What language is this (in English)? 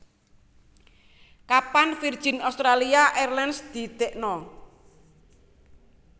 Javanese